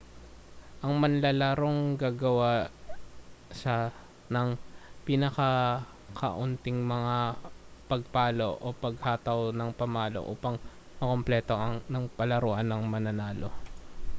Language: Filipino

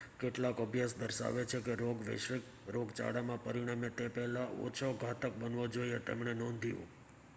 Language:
Gujarati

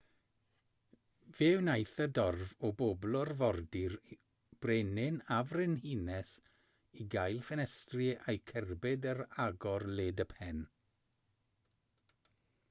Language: Welsh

